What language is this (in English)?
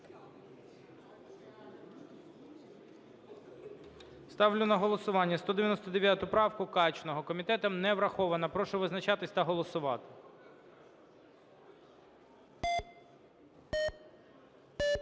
Ukrainian